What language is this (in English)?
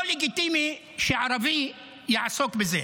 Hebrew